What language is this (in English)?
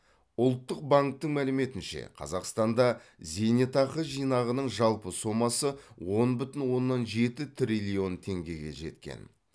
Kazakh